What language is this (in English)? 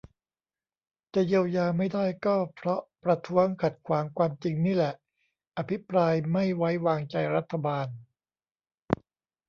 Thai